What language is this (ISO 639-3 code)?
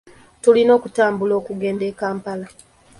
lug